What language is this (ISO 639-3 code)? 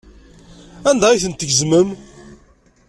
kab